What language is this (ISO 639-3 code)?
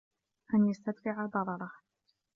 ara